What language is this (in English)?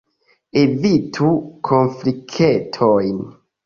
Esperanto